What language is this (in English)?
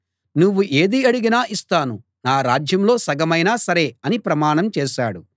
Telugu